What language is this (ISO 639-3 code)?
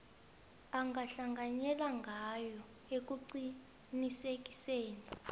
nbl